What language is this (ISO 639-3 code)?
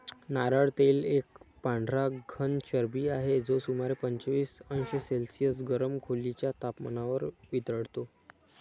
mar